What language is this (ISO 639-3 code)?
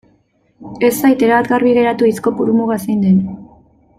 eus